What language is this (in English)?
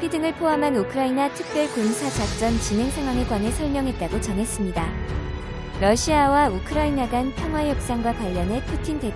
Korean